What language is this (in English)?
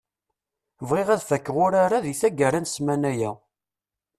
Kabyle